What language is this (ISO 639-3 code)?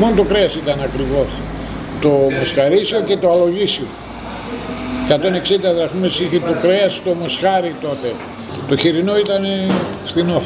ell